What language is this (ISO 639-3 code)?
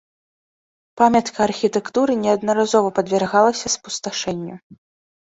bel